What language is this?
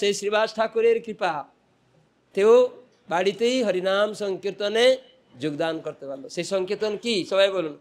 Bangla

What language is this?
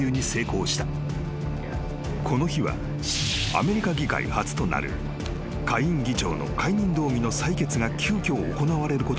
Japanese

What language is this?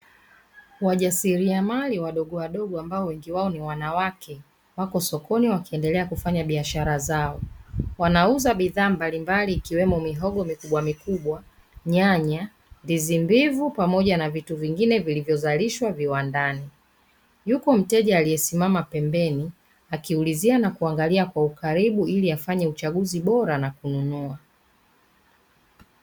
Swahili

